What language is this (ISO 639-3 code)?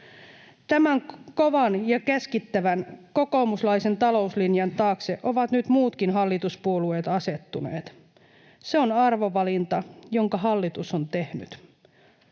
fin